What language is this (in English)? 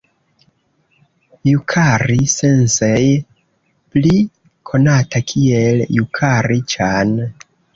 Esperanto